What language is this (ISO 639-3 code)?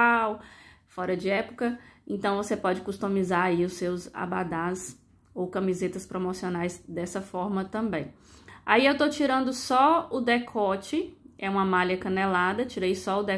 por